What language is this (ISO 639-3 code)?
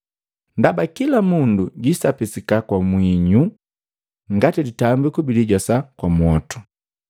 mgv